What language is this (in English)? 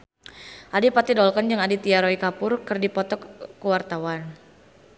Sundanese